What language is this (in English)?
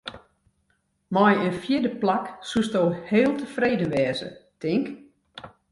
Western Frisian